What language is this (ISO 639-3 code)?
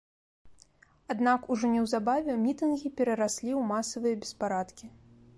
bel